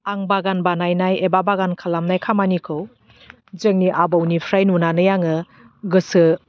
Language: Bodo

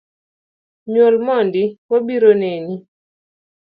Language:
Luo (Kenya and Tanzania)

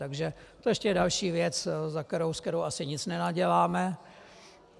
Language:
Czech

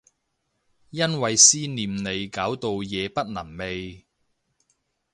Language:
Cantonese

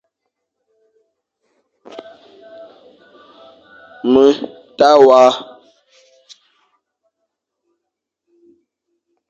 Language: Fang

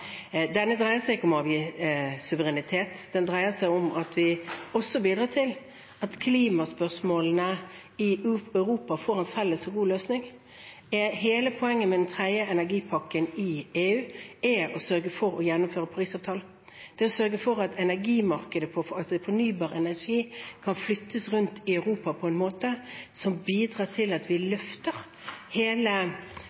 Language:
Norwegian Bokmål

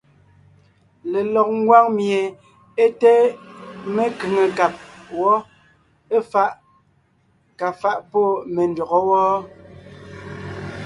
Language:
Ngiemboon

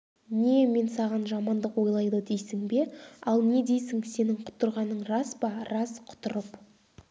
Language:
Kazakh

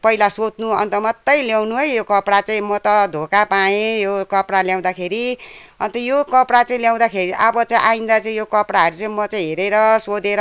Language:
Nepali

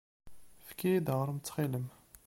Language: Kabyle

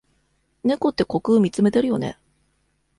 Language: Japanese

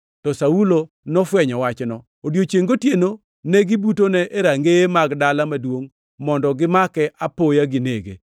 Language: Luo (Kenya and Tanzania)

